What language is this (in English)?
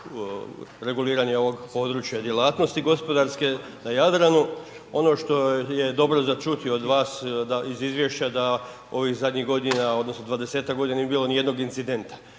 Croatian